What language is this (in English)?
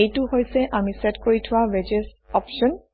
Assamese